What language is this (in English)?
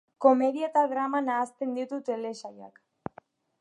Basque